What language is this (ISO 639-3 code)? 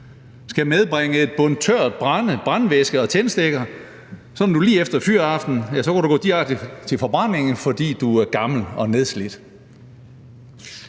dan